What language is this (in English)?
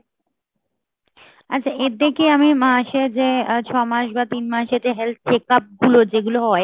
Bangla